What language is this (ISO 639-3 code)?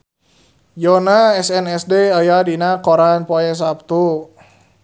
sun